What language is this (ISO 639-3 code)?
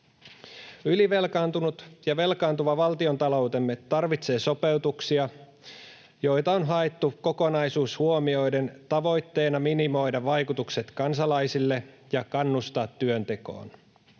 fin